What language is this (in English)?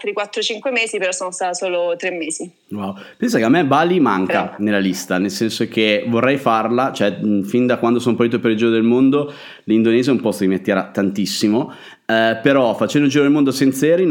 Italian